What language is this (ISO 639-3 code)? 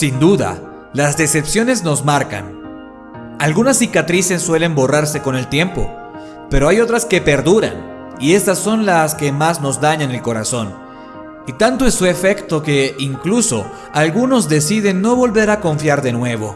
spa